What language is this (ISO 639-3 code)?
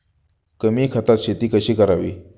mar